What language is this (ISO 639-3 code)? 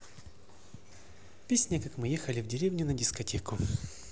rus